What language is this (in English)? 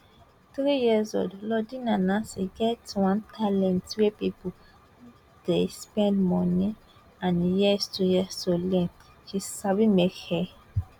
Nigerian Pidgin